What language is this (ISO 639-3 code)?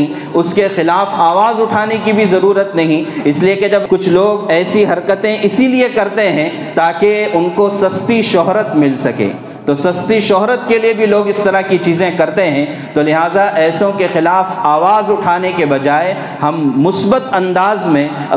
urd